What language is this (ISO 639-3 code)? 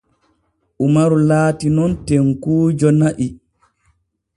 fue